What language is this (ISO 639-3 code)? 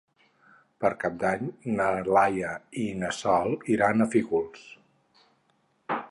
cat